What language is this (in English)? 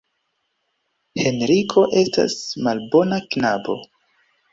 Esperanto